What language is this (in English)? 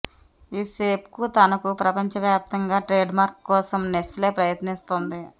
Telugu